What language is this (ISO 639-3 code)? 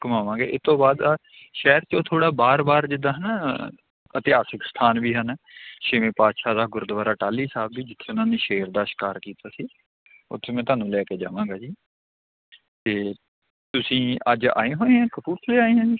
pan